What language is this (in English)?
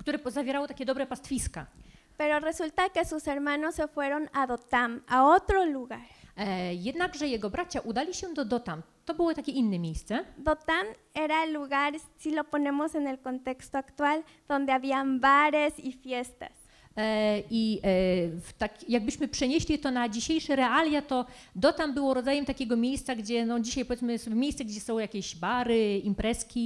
Polish